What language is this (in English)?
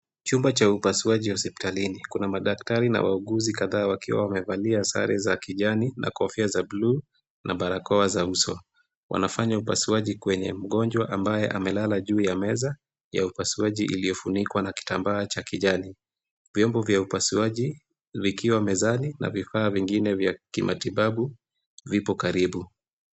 Swahili